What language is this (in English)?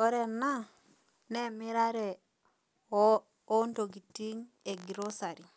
Masai